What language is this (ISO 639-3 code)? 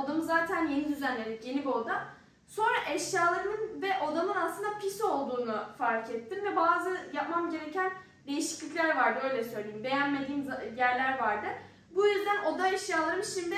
tur